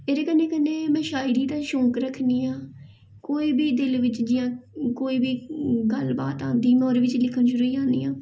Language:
Dogri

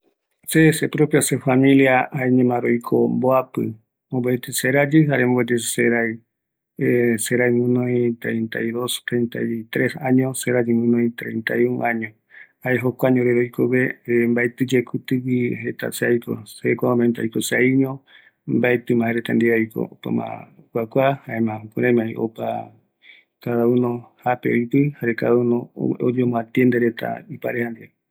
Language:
Eastern Bolivian Guaraní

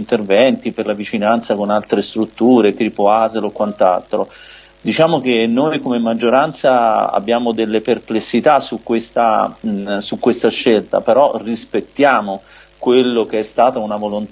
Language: Italian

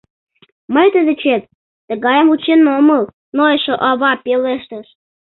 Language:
Mari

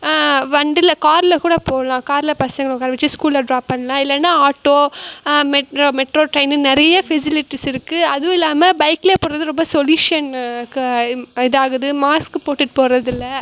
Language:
Tamil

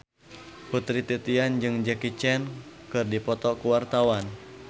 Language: Sundanese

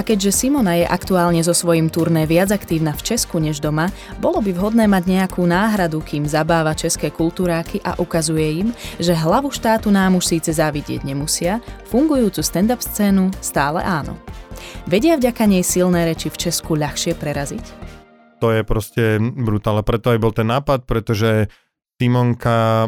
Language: Slovak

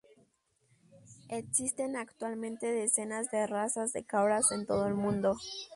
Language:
Spanish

